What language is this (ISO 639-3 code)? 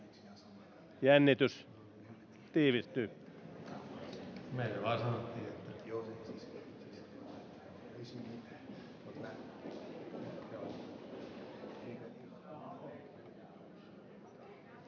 fin